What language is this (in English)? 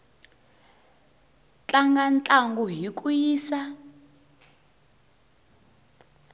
Tsonga